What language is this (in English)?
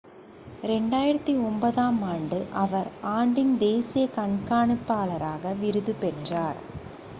Tamil